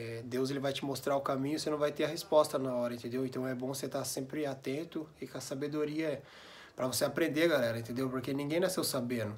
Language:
Portuguese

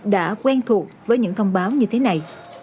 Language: Vietnamese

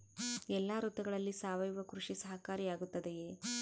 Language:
Kannada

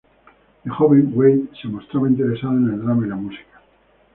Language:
Spanish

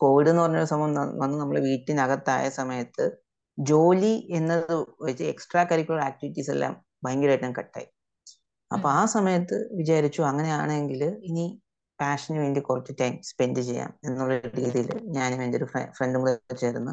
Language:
Malayalam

